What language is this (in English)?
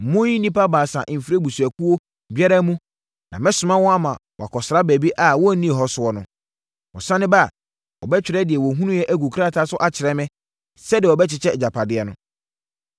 Akan